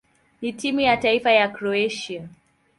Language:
Swahili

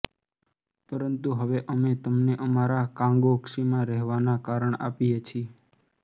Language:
Gujarati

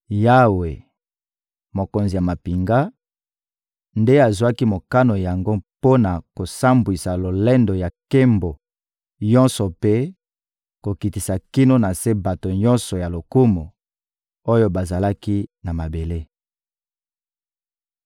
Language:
Lingala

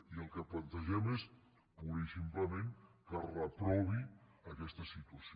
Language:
Catalan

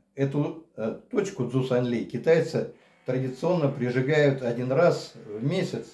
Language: Russian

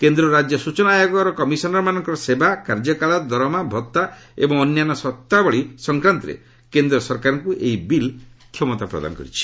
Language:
Odia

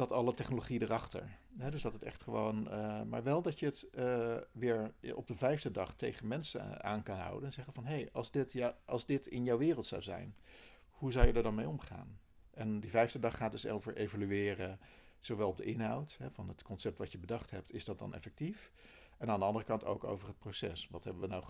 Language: Dutch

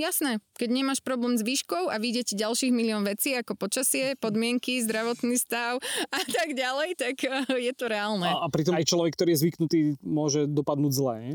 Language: Slovak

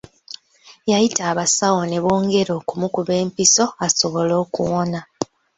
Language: Ganda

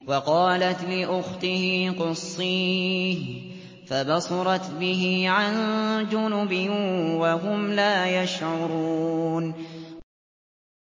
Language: Arabic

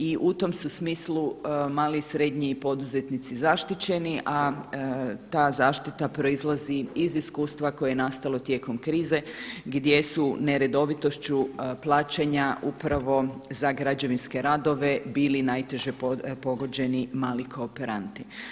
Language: Croatian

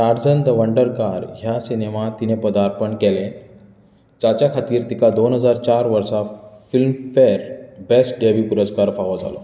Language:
Konkani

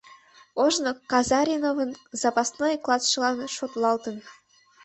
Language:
Mari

